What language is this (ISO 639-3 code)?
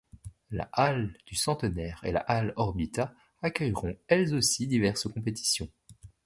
fra